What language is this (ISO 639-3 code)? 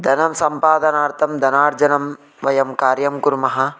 san